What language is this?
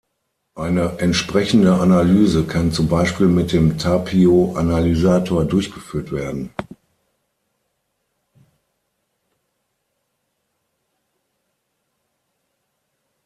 German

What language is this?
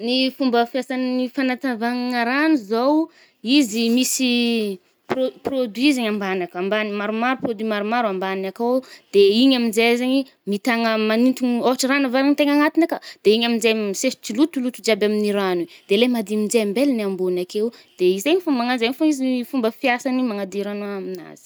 Northern Betsimisaraka Malagasy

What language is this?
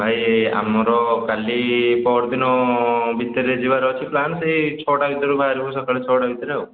Odia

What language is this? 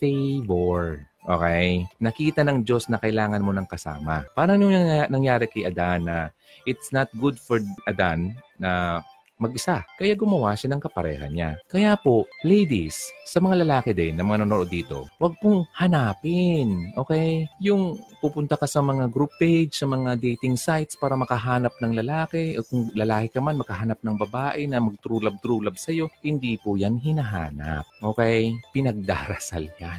Filipino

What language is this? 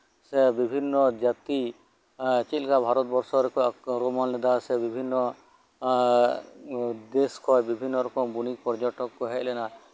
Santali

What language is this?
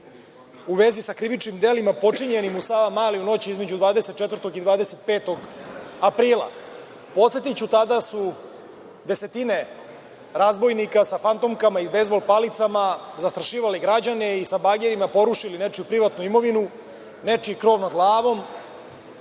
Serbian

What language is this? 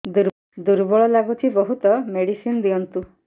Odia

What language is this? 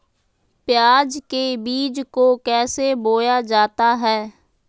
Magahi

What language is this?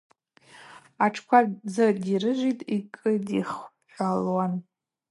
Abaza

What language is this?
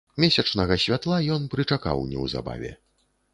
Belarusian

